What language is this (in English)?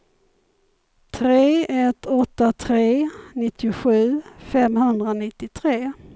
Swedish